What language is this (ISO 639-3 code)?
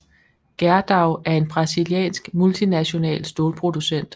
dan